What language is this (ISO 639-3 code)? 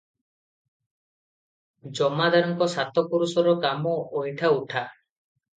ori